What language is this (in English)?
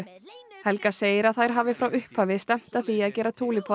Icelandic